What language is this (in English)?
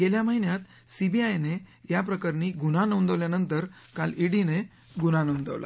Marathi